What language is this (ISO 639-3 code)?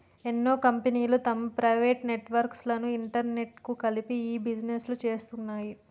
tel